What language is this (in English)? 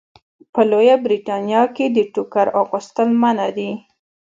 Pashto